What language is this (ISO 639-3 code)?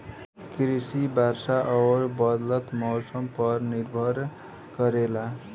bho